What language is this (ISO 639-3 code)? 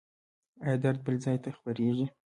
pus